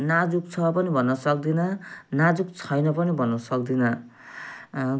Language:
Nepali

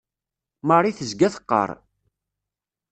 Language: Kabyle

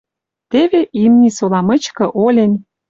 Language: Western Mari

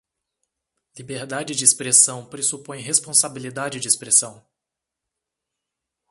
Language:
Portuguese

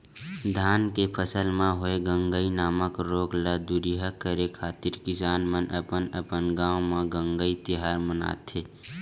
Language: Chhattisgarhi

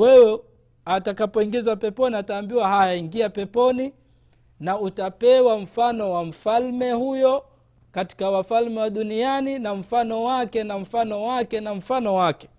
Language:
Swahili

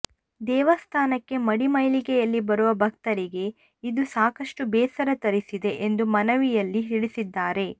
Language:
Kannada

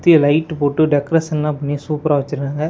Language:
Tamil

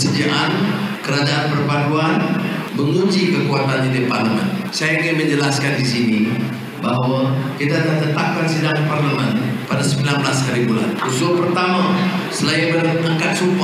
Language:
Malay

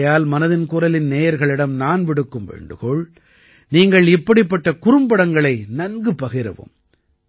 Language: Tamil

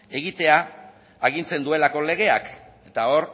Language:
Basque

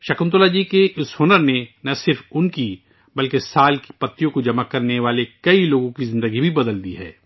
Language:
Urdu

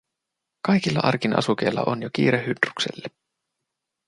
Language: Finnish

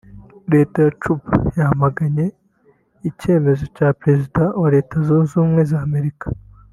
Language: Kinyarwanda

